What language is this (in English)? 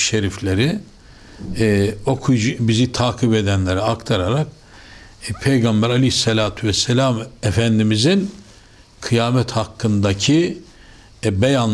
Turkish